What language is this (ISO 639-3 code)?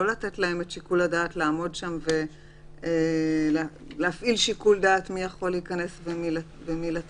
heb